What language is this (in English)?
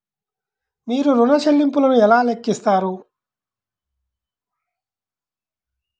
Telugu